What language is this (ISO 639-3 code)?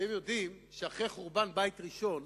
heb